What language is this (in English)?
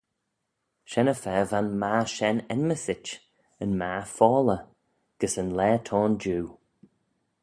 Manx